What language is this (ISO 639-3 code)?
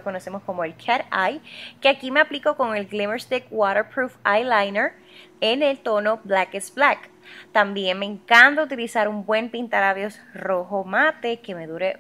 spa